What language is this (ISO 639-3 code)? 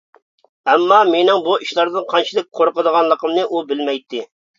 uig